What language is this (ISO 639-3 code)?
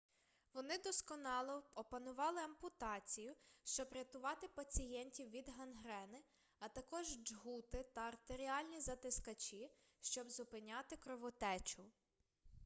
ukr